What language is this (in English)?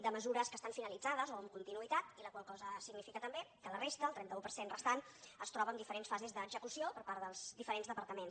Catalan